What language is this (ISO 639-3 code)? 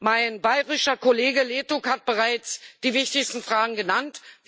deu